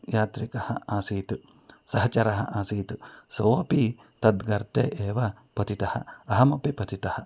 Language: Sanskrit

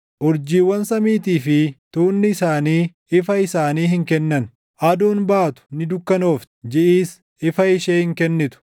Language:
Oromo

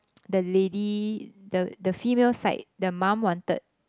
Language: English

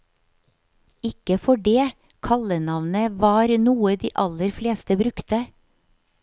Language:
Norwegian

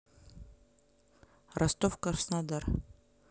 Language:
Russian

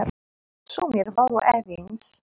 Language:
Icelandic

